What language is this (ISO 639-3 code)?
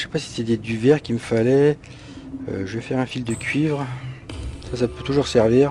fra